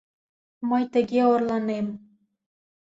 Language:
Mari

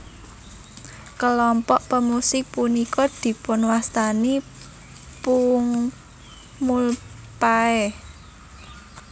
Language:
Javanese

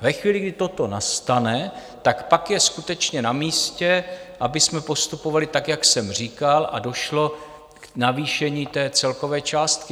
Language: Czech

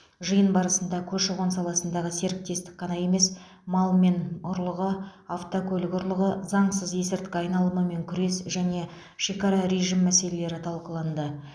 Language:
Kazakh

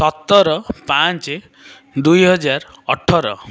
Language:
Odia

